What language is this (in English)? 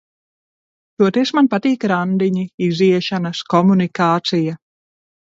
Latvian